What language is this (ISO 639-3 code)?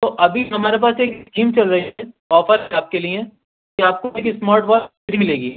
urd